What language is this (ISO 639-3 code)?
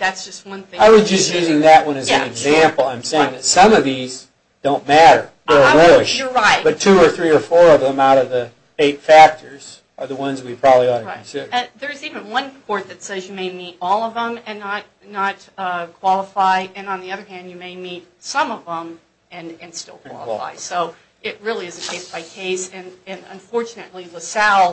eng